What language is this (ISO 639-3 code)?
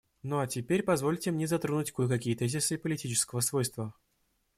rus